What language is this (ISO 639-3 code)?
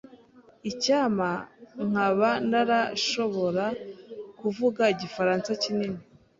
kin